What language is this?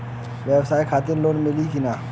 Bhojpuri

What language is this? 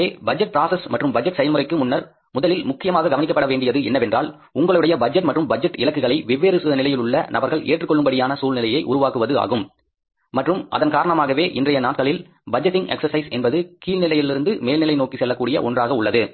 Tamil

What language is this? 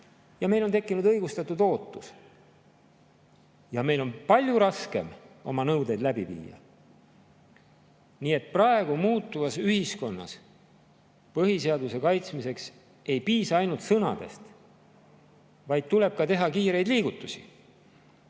Estonian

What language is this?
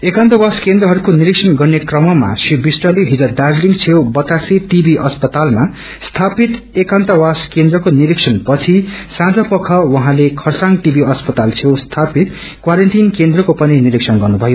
Nepali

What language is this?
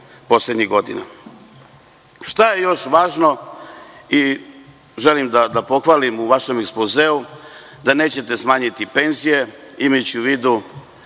Serbian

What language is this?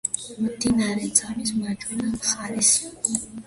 Georgian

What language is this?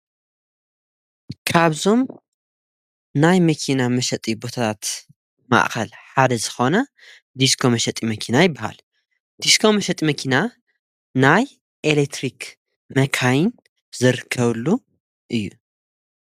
Tigrinya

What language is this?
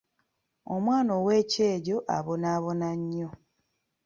Ganda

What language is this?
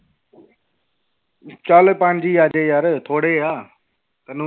Punjabi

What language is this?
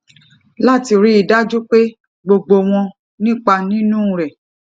Yoruba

